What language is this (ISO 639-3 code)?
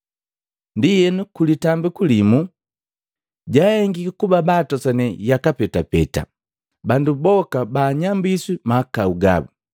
mgv